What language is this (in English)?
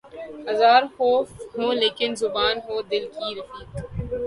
Urdu